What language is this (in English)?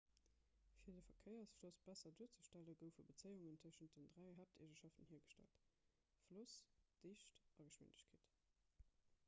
Luxembourgish